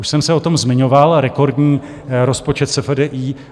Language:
Czech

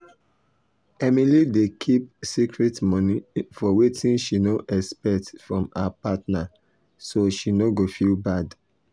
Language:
Nigerian Pidgin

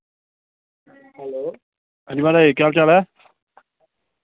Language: Dogri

